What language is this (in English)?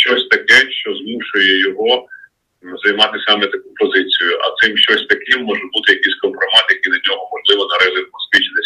Ukrainian